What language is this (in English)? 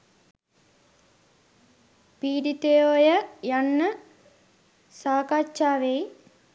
Sinhala